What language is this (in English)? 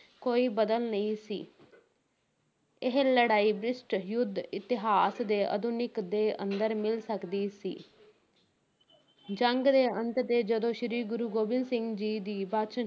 Punjabi